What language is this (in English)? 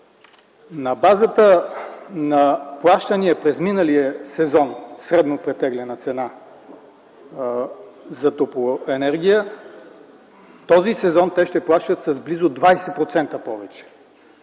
Bulgarian